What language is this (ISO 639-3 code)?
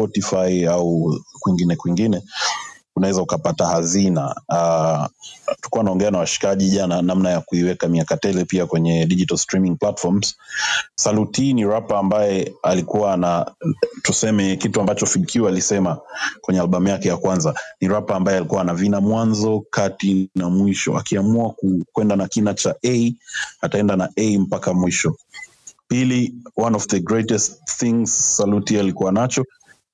swa